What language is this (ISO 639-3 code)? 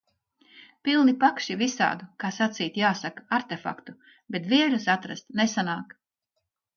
lav